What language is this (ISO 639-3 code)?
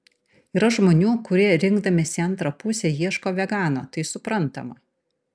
lit